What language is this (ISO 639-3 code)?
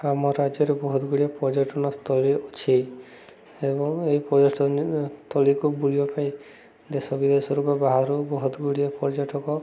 ori